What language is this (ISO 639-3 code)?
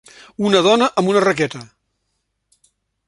cat